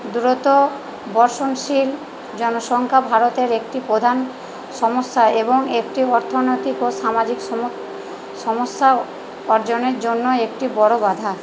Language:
Bangla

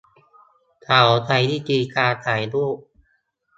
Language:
Thai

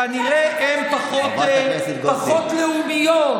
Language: Hebrew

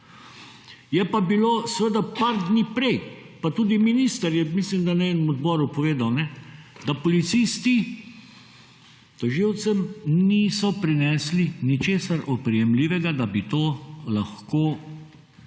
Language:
Slovenian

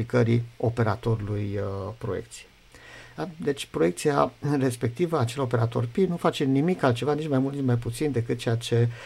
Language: Romanian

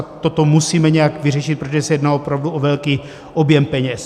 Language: Czech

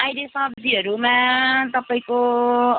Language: Nepali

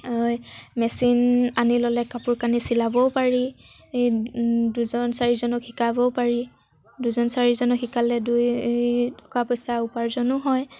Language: Assamese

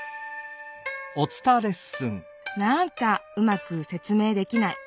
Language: Japanese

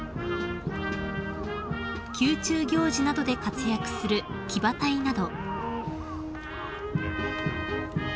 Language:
Japanese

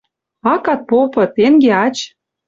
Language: Western Mari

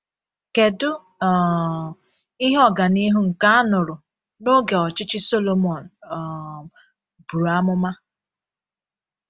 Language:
Igbo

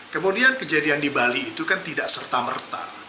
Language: Indonesian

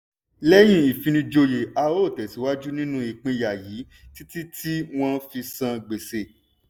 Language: Yoruba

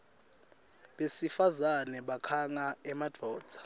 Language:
Swati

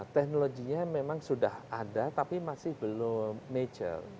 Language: Indonesian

